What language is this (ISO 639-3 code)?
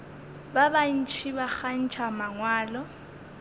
nso